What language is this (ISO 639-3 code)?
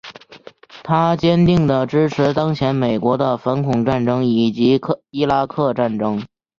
zho